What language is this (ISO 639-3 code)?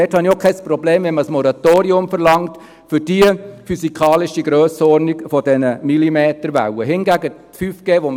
gsw